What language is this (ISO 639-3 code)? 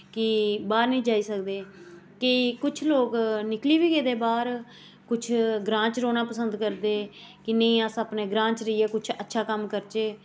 doi